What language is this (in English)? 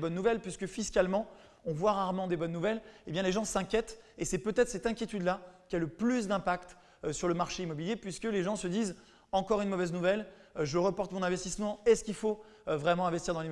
French